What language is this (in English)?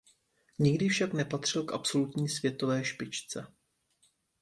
Czech